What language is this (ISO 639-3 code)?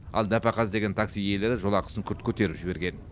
kaz